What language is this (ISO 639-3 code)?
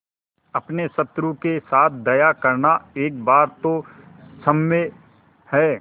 hin